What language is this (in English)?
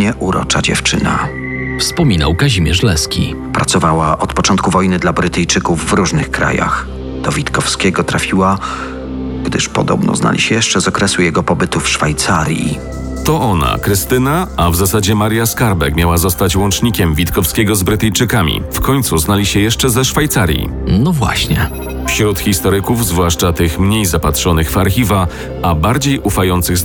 Polish